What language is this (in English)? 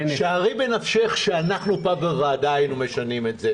Hebrew